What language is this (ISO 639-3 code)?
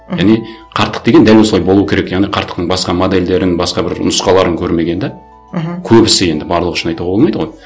kaz